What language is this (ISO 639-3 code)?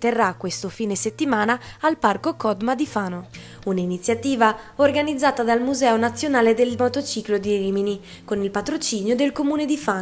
ita